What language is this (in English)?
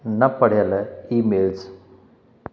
Sindhi